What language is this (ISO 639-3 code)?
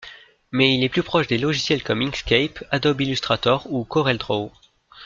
fra